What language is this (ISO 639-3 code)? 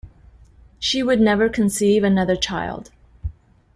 eng